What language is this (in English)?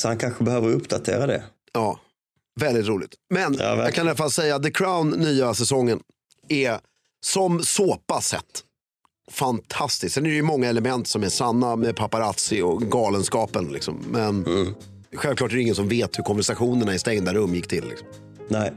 Swedish